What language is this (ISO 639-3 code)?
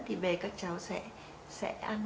vie